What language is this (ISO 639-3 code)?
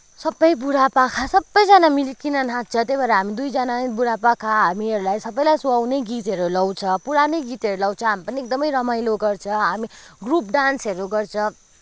nep